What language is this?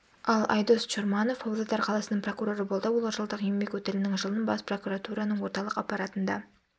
Kazakh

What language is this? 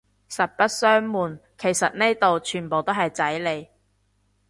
Cantonese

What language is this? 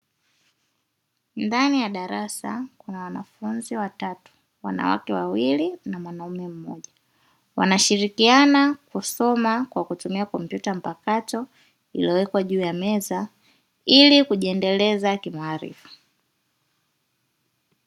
Swahili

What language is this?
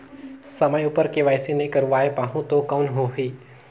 Chhattisgarhi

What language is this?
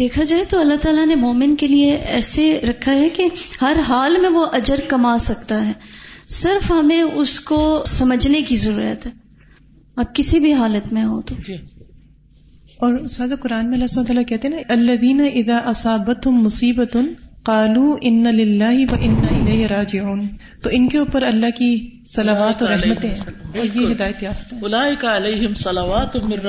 Urdu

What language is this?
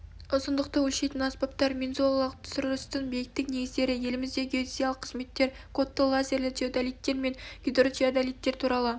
Kazakh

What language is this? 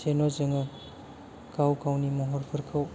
Bodo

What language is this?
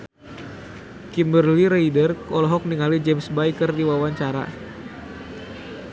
Sundanese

